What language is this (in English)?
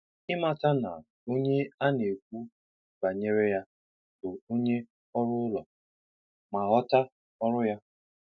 Igbo